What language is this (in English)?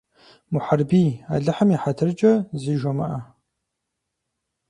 Kabardian